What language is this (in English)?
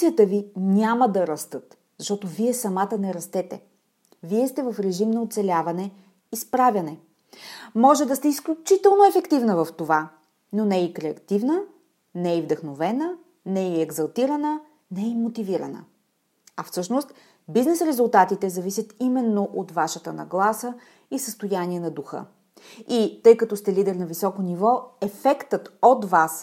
Bulgarian